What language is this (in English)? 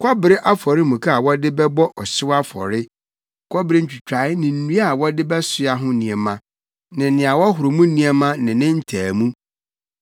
Akan